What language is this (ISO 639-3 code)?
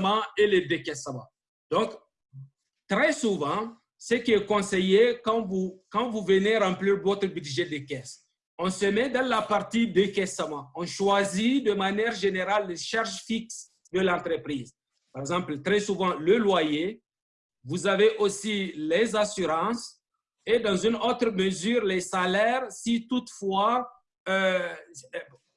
fra